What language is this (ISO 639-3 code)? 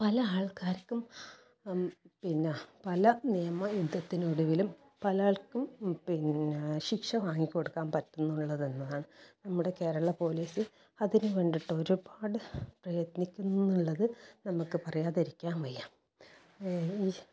mal